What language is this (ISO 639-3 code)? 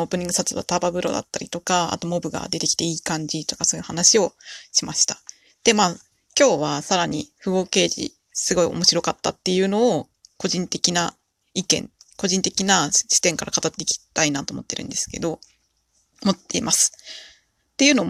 jpn